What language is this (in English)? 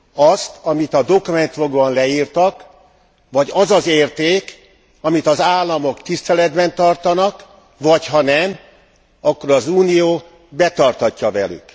Hungarian